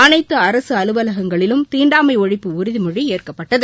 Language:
Tamil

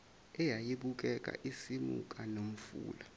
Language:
Zulu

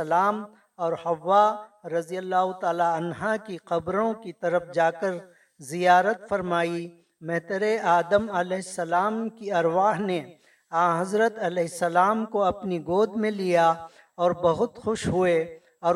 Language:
Urdu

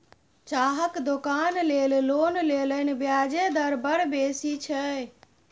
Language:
Maithili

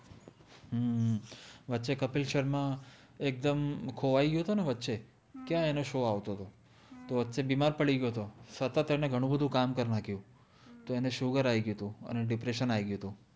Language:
Gujarati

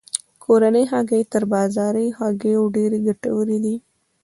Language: Pashto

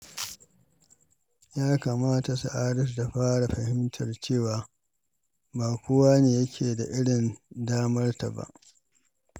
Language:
Hausa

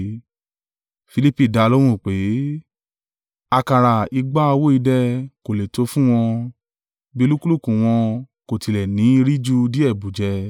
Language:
Yoruba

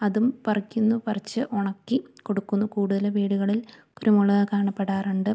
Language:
Malayalam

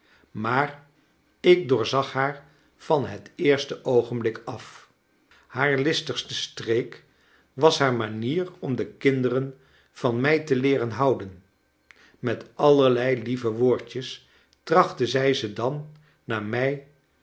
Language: Dutch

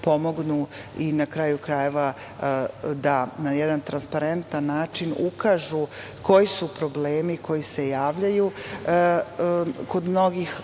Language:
Serbian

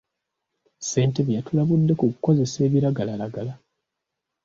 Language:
Ganda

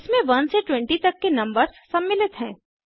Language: Hindi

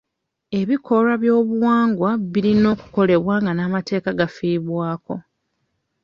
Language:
Ganda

